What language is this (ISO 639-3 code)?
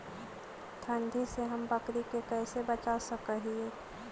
mag